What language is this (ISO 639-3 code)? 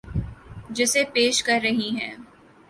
urd